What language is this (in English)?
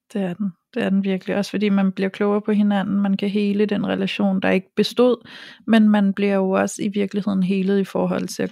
Danish